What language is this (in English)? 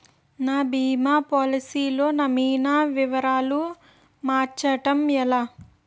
Telugu